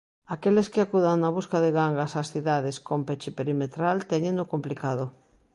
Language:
Galician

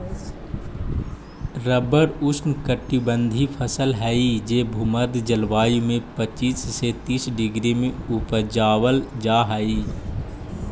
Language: Magahi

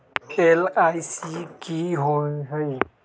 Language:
Magahi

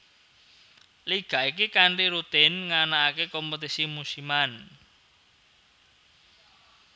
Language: Javanese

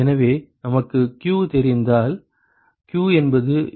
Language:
Tamil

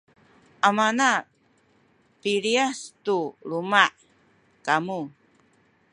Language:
Sakizaya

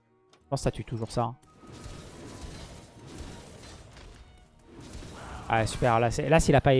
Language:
French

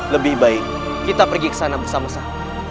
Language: Indonesian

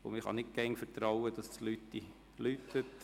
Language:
Swiss German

